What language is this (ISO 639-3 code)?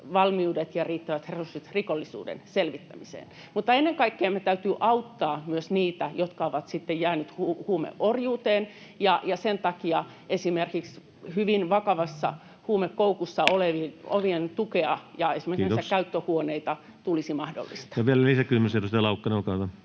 fin